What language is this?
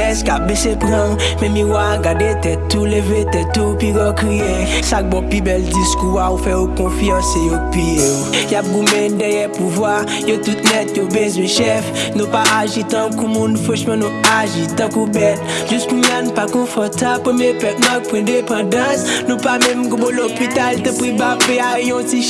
French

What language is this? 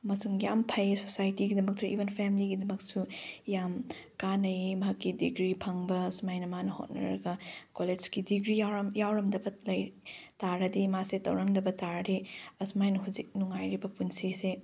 Manipuri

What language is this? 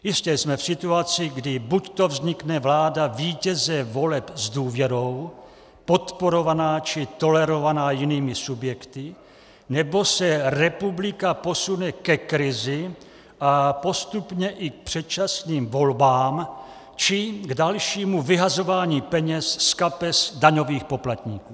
Czech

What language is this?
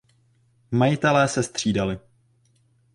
Czech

